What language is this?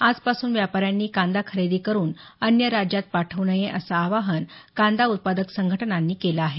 Marathi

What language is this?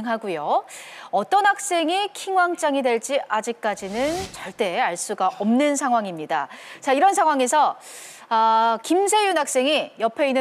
Korean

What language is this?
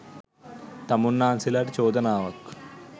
Sinhala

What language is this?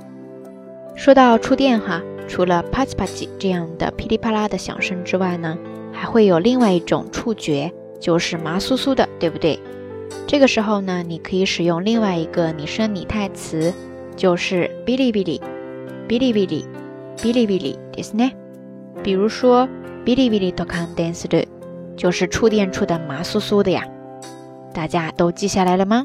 Chinese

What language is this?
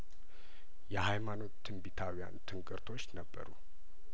Amharic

